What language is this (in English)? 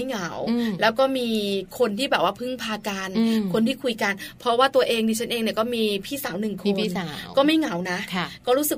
Thai